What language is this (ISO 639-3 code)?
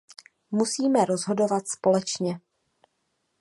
ces